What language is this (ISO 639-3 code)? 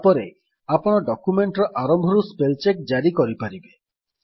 ori